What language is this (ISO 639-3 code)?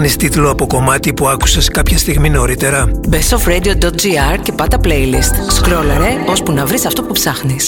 ell